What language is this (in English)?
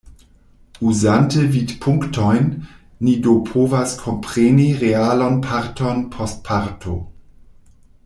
Esperanto